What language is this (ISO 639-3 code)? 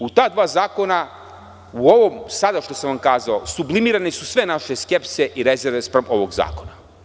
srp